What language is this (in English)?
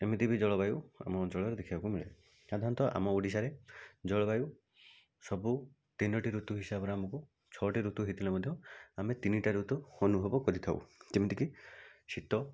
Odia